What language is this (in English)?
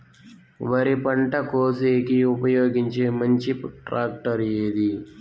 Telugu